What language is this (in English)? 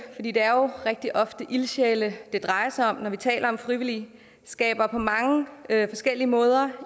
Danish